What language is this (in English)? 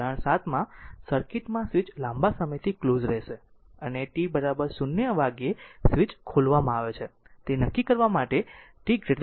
Gujarati